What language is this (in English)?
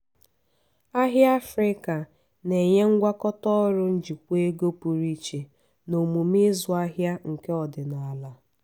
Igbo